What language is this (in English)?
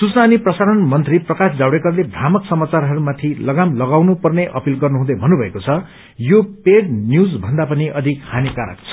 Nepali